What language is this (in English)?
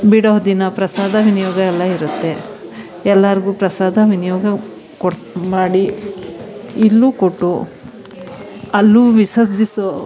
Kannada